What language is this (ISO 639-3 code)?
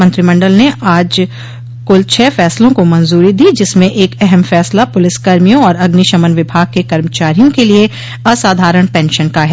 hin